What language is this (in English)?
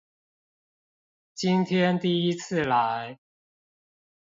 Chinese